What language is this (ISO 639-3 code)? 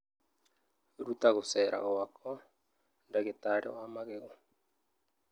kik